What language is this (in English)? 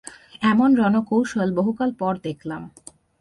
Bangla